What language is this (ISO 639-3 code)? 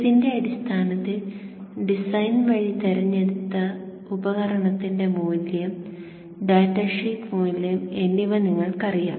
mal